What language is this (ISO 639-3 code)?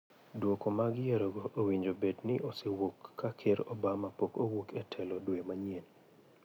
luo